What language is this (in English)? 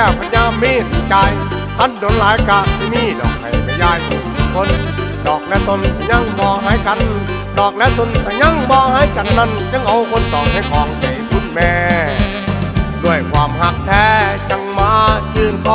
Thai